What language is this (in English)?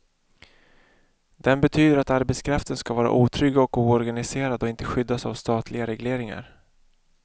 Swedish